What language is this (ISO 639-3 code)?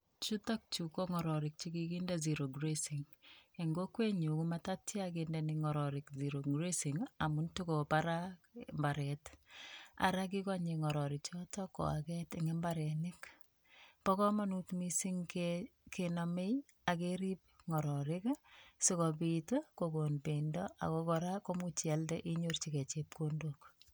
kln